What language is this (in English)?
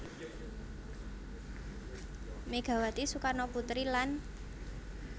Javanese